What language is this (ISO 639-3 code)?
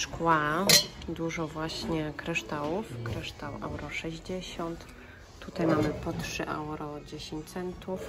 pol